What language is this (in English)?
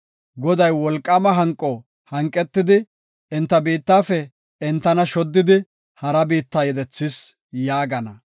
Gofa